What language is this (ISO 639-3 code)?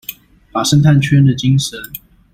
zho